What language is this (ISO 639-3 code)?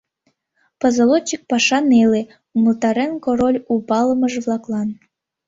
chm